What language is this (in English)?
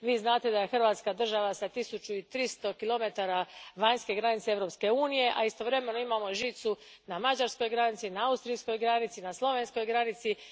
Croatian